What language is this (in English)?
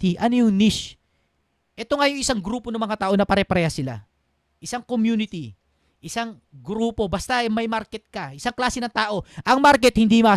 Filipino